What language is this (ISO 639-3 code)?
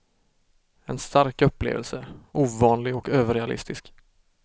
swe